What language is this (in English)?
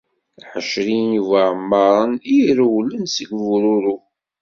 Kabyle